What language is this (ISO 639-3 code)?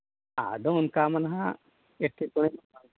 sat